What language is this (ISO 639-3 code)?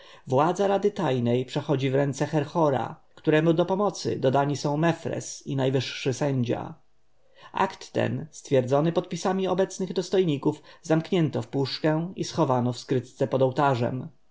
pol